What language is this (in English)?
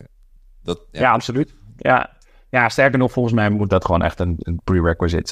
Dutch